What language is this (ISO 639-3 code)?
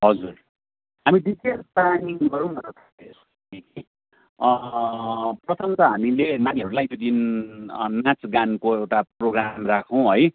nep